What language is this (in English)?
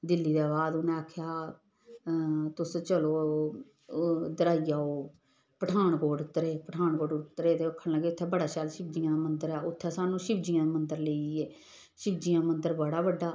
Dogri